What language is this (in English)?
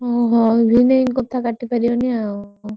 Odia